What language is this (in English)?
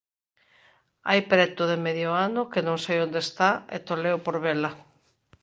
Galician